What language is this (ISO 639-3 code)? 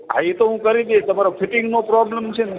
guj